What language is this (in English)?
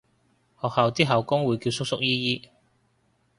Cantonese